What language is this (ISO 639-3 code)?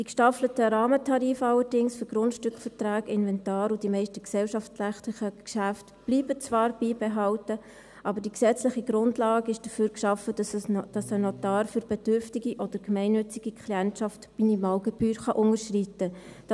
gsw